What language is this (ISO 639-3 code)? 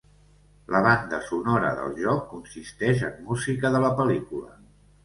cat